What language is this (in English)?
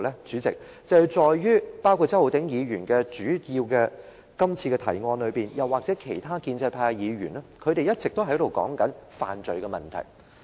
Cantonese